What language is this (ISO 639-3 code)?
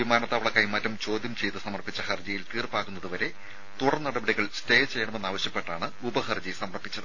mal